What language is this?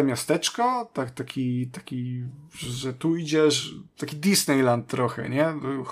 Polish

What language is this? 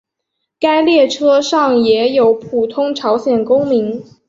Chinese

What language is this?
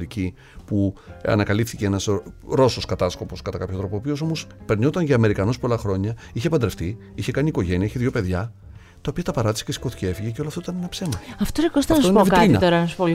Greek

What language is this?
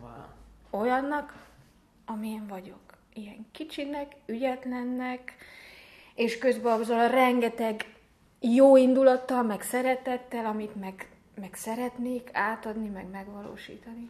Hungarian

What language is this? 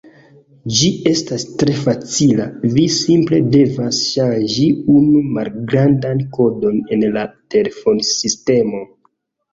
Esperanto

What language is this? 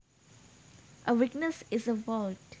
Javanese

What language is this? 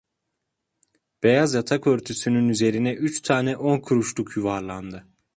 Turkish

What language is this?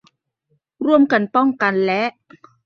Thai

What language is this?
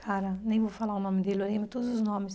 Portuguese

